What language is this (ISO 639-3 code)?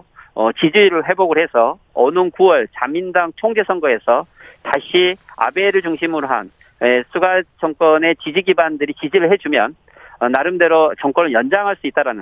kor